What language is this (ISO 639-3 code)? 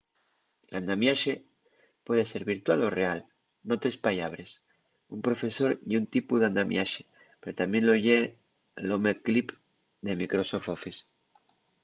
ast